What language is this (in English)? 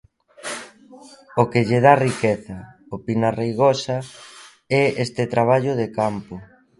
Galician